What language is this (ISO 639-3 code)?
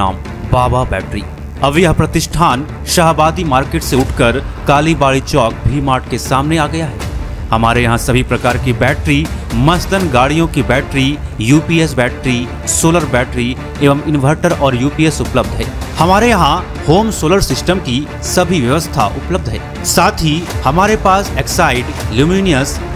hin